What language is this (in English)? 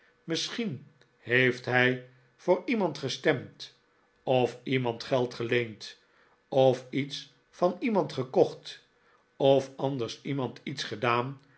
Dutch